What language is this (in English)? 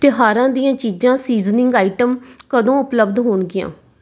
Punjabi